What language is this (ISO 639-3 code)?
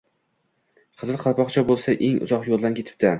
uzb